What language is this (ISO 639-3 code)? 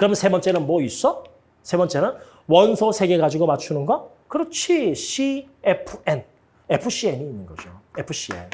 kor